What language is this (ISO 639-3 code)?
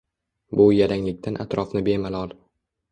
uzb